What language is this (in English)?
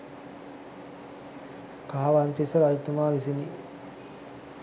Sinhala